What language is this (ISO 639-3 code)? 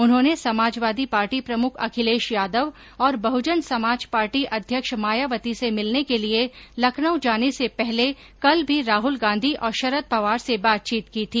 hin